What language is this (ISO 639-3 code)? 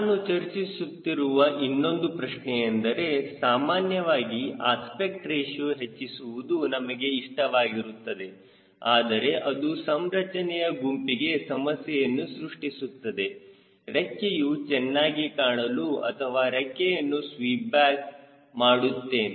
kan